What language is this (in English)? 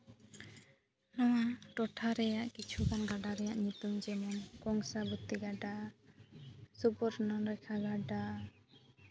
Santali